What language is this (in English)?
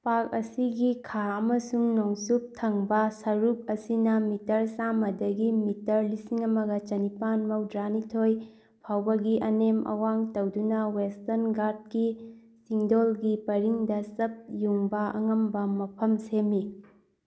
Manipuri